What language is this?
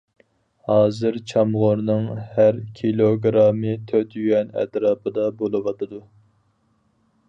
Uyghur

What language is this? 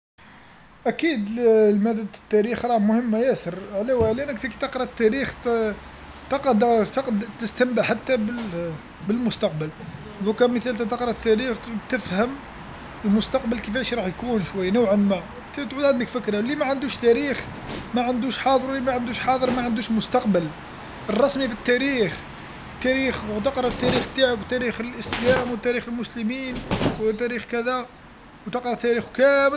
Algerian Arabic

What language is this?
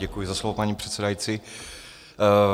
Czech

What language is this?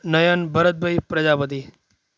Gujarati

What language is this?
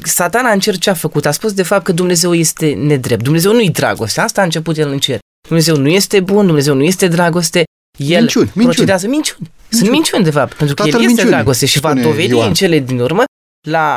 Romanian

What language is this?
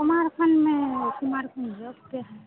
Hindi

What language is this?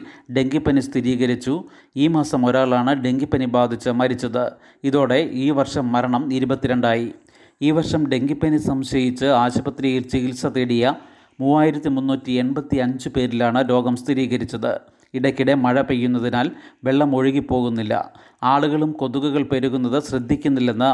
Malayalam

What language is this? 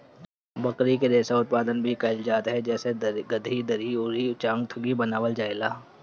Bhojpuri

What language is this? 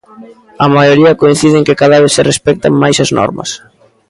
Galician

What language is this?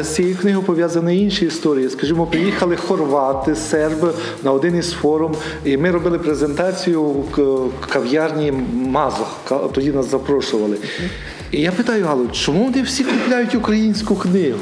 Ukrainian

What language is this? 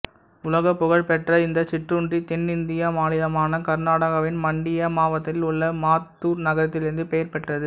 Tamil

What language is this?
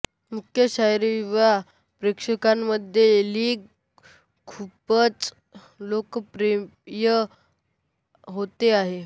Marathi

